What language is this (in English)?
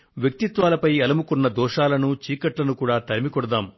Telugu